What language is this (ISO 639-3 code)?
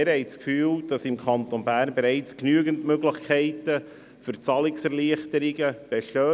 gsw